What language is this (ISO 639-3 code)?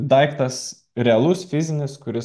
lit